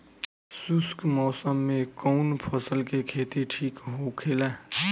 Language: Bhojpuri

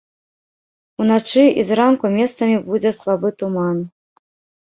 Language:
Belarusian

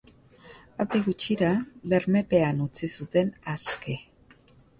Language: Basque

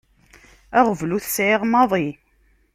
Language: Kabyle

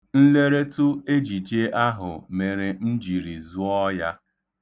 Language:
Igbo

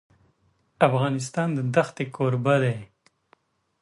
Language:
Pashto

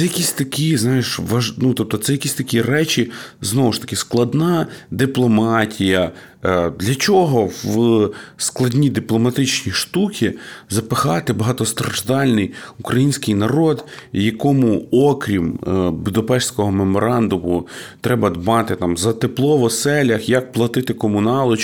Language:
Ukrainian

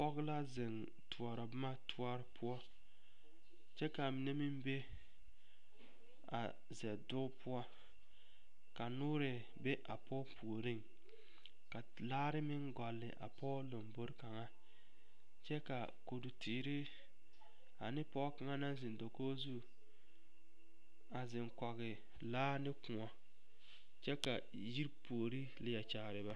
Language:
Southern Dagaare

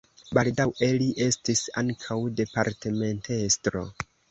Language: Esperanto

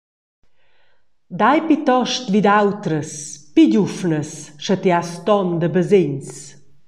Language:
Romansh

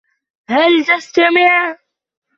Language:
Arabic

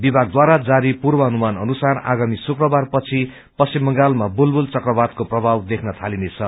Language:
Nepali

